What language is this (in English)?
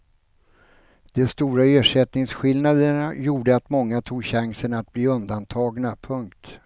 Swedish